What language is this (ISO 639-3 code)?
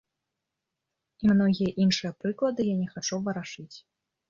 bel